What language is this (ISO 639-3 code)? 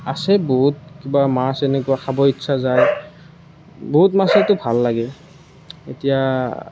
asm